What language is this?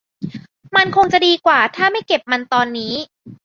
Thai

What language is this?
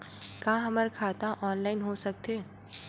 Chhattisgarhi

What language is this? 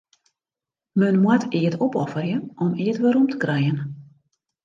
Western Frisian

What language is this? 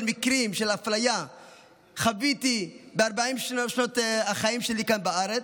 Hebrew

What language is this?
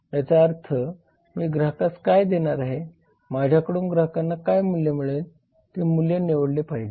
Marathi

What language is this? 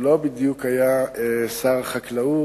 Hebrew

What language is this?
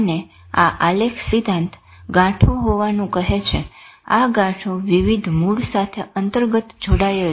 Gujarati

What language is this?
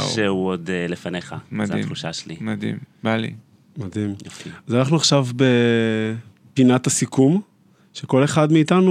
Hebrew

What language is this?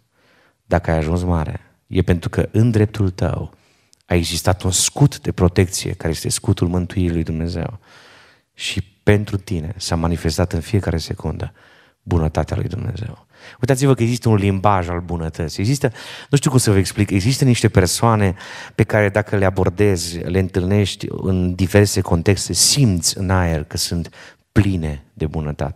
Romanian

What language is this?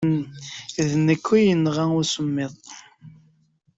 Kabyle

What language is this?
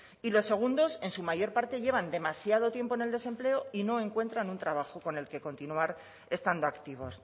Spanish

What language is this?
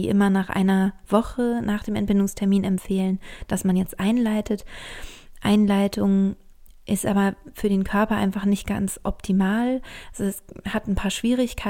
German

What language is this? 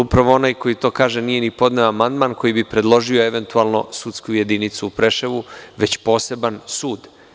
Serbian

